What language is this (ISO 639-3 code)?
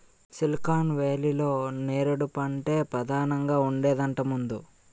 tel